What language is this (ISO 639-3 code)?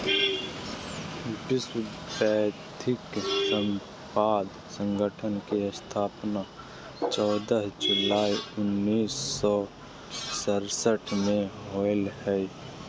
mag